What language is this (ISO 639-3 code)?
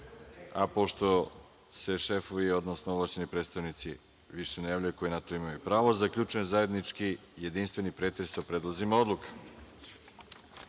srp